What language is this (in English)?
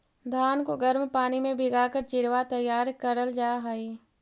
Magahi